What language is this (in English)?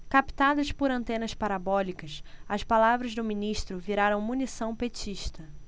Portuguese